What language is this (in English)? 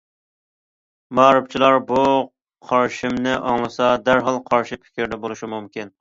Uyghur